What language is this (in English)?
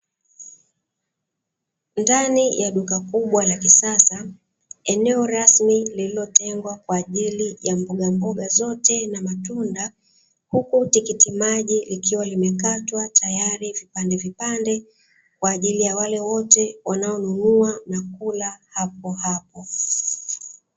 Swahili